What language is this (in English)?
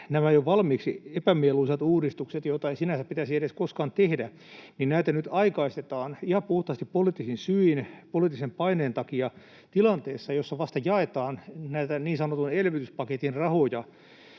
Finnish